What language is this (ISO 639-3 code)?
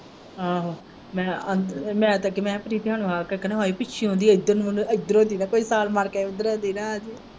pan